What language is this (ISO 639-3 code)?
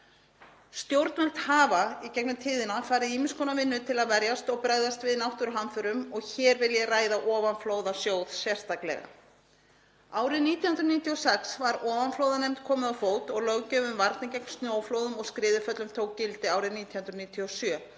isl